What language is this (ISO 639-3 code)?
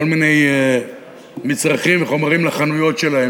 heb